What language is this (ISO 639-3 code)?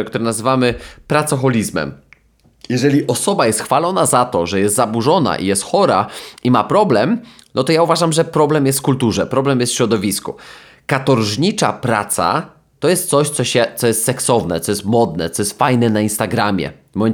pol